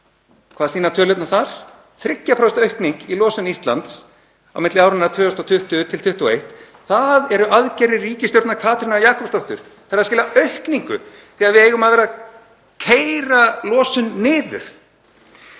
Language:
Icelandic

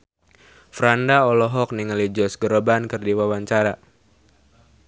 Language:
Sundanese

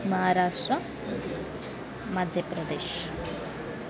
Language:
Kannada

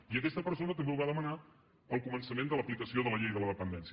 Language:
Catalan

